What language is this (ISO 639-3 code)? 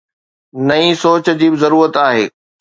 snd